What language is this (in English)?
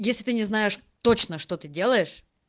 Russian